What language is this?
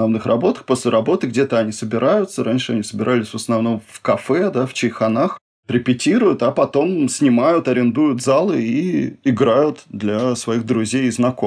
Russian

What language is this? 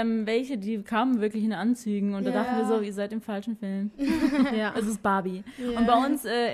German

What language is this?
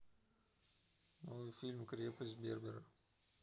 Russian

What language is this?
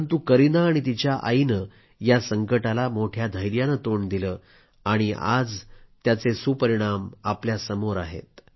Marathi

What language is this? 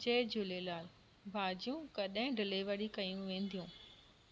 Sindhi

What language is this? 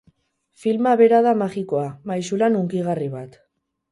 Basque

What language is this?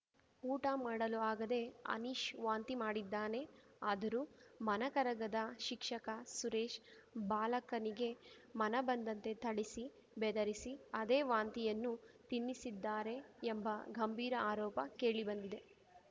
Kannada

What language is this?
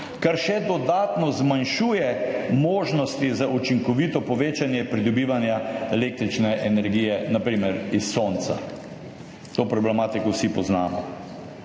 Slovenian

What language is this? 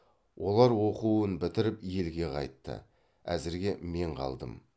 Kazakh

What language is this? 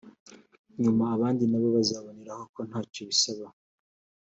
Kinyarwanda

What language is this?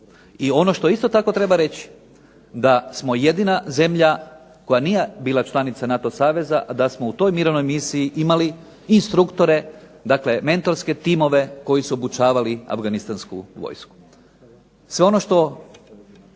Croatian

